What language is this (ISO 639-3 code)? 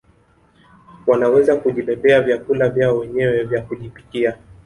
swa